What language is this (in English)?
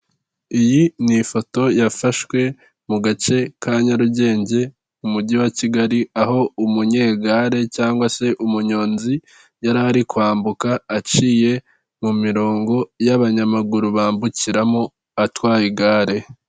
Kinyarwanda